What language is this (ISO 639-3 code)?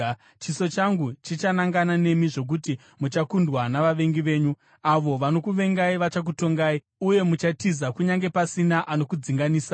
sna